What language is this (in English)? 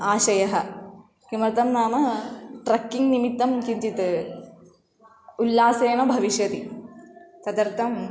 Sanskrit